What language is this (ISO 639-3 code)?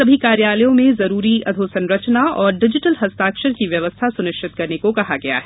hin